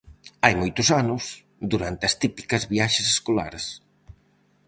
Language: Galician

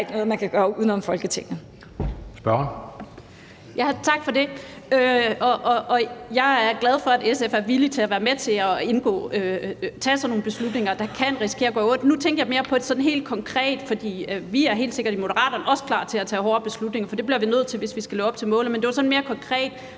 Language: Danish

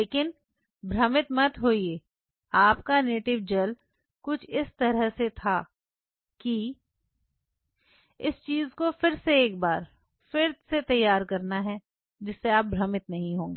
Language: Hindi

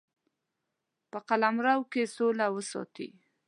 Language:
Pashto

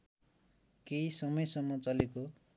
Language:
Nepali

